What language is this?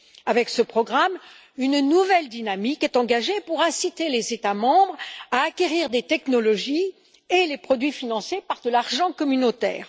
French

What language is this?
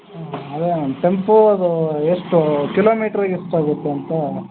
Kannada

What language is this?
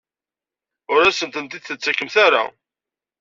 Kabyle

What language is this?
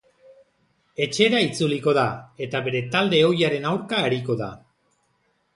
Basque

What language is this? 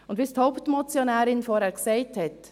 Swiss German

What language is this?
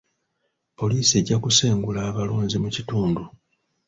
Ganda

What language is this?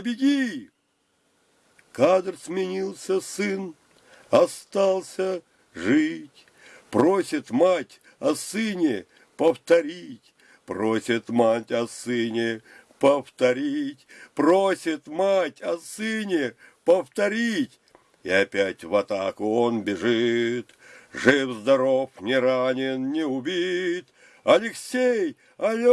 Russian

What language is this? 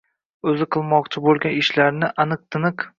Uzbek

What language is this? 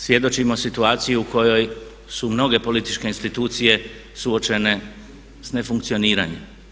Croatian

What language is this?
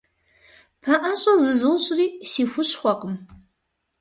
Kabardian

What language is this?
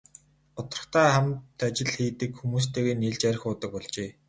Mongolian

